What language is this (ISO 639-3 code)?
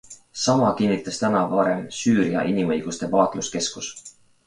est